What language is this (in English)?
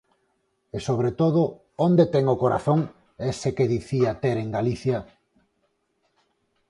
Galician